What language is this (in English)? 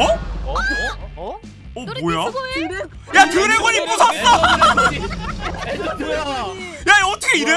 Korean